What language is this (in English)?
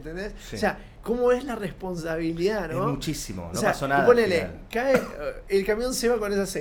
Spanish